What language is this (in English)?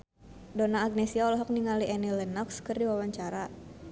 Sundanese